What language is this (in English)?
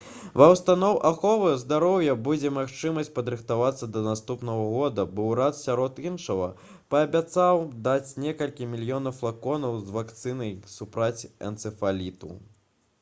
Belarusian